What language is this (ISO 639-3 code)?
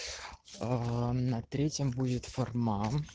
rus